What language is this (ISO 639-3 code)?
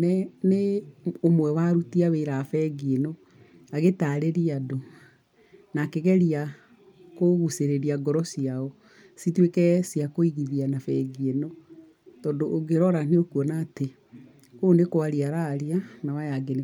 kik